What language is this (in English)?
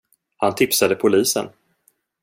Swedish